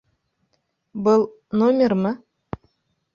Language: Bashkir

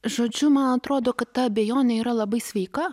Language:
Lithuanian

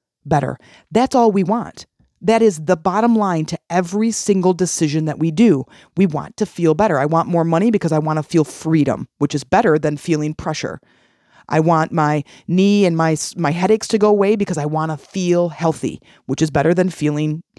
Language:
English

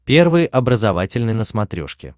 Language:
Russian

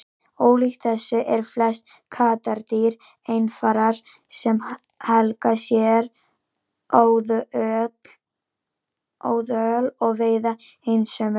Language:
Icelandic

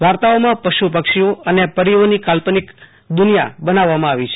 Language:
Gujarati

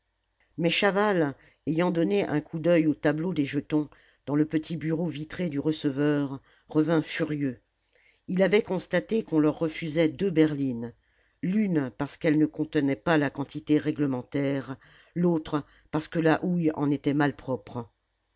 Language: French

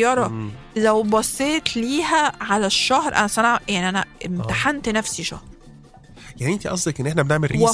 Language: Arabic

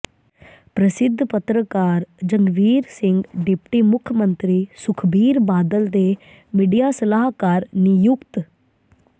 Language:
Punjabi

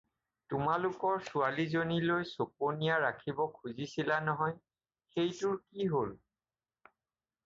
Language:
Assamese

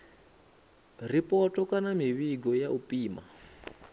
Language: Venda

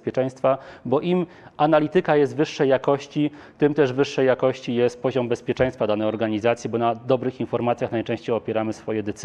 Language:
Polish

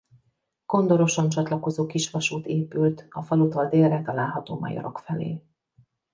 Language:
Hungarian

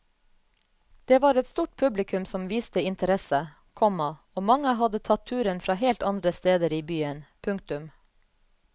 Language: Norwegian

